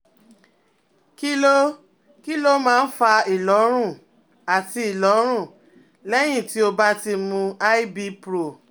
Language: Yoruba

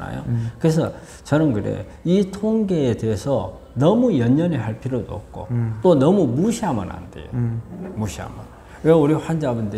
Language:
Korean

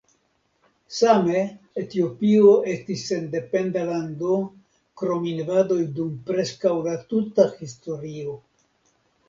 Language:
Esperanto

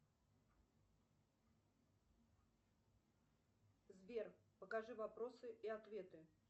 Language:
Russian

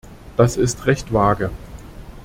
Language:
German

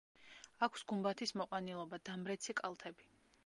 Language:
Georgian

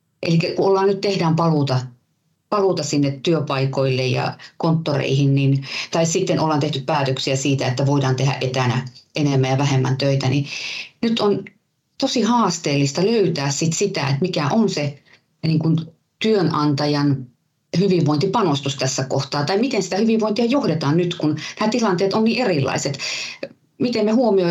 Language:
Finnish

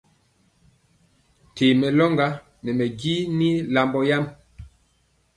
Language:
Mpiemo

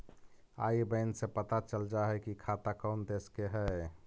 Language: Magahi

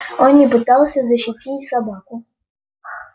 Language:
Russian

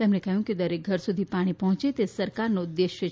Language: Gujarati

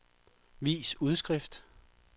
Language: Danish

